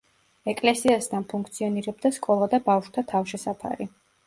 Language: Georgian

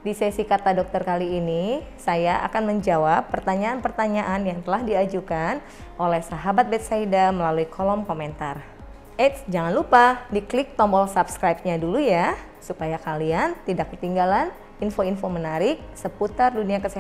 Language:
Indonesian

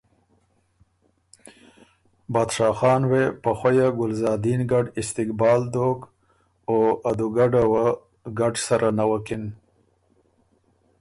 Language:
Ormuri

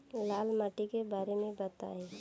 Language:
Bhojpuri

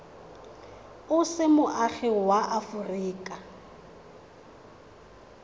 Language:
Tswana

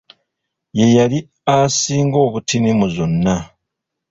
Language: Ganda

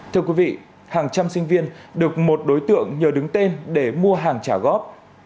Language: Vietnamese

